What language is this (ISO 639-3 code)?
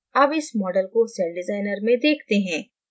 hin